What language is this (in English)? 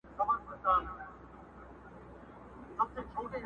Pashto